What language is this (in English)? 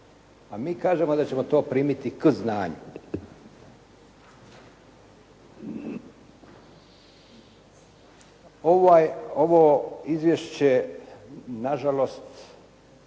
Croatian